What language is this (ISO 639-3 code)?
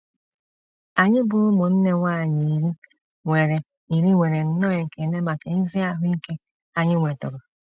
ibo